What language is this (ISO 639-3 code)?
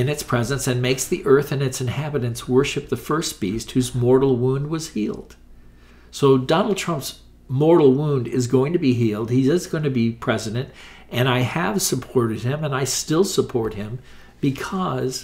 eng